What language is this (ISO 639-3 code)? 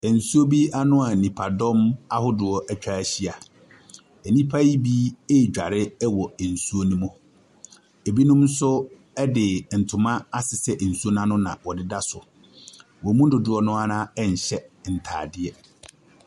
aka